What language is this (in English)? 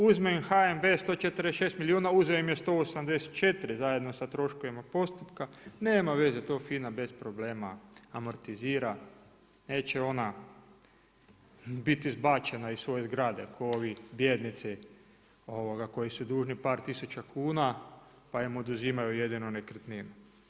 Croatian